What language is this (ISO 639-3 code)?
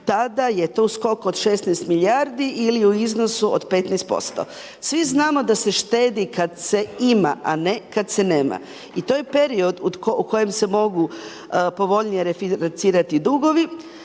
hrv